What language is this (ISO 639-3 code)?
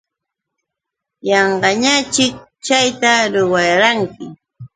qux